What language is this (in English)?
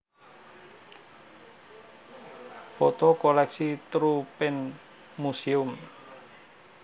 Javanese